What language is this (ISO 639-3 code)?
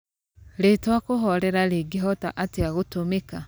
kik